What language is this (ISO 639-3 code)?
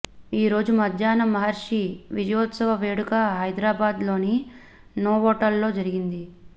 tel